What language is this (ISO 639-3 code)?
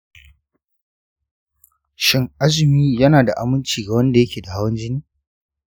hau